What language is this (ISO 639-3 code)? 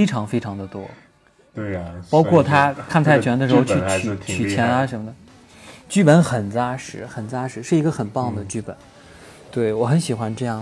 zho